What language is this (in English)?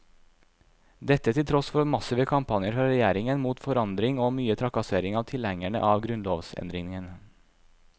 Norwegian